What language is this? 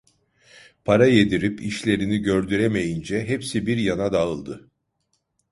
Turkish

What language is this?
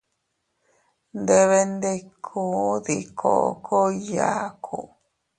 Teutila Cuicatec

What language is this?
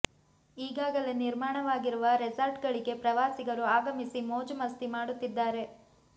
Kannada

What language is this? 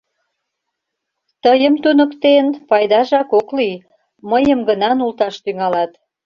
Mari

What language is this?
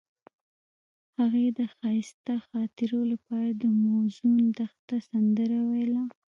Pashto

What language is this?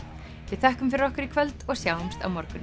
Icelandic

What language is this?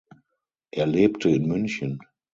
German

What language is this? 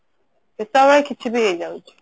Odia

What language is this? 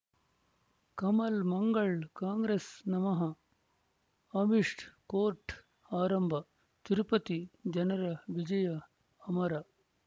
Kannada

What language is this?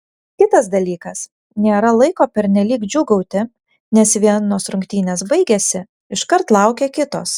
Lithuanian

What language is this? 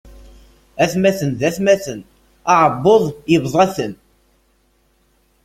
Kabyle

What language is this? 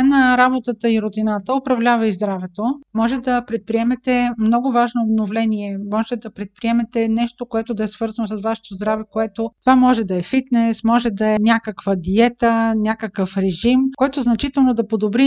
Bulgarian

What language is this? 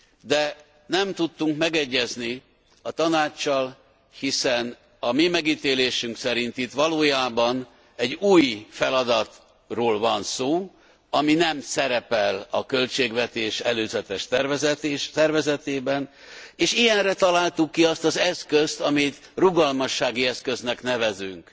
Hungarian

